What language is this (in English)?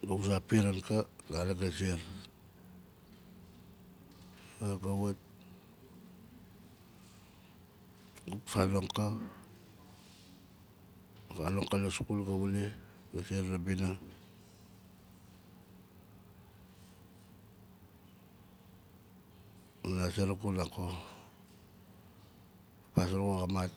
Nalik